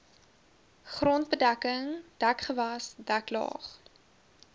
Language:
Afrikaans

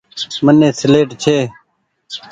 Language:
Goaria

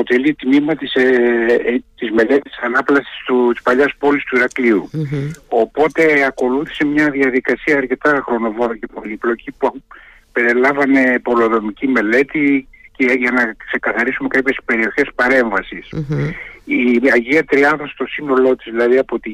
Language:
Greek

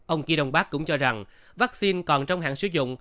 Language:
Vietnamese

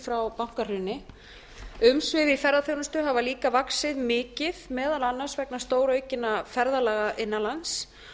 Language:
Icelandic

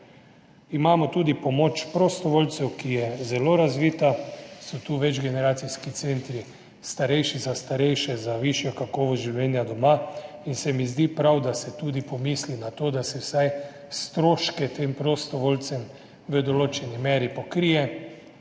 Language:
Slovenian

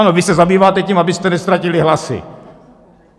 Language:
Czech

